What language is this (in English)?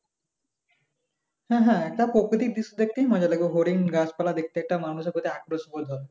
Bangla